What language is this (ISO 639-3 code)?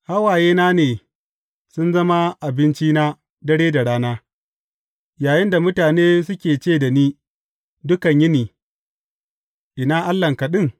hau